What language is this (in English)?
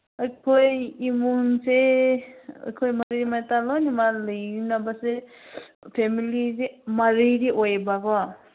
Manipuri